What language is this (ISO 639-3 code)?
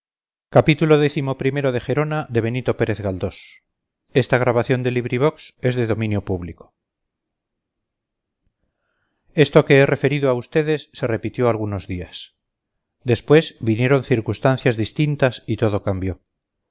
spa